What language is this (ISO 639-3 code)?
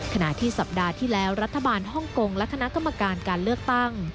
tha